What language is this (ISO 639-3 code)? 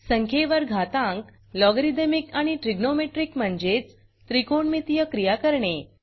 mar